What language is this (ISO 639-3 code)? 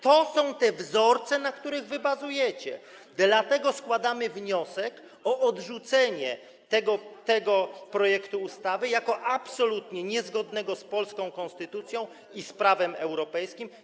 pol